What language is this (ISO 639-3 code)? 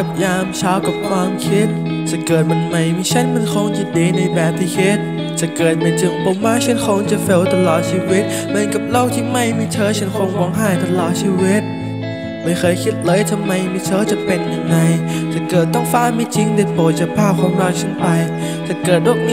tha